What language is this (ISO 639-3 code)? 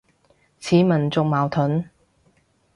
yue